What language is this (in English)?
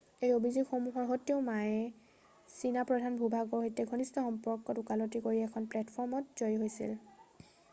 Assamese